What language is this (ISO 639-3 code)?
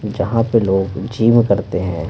hin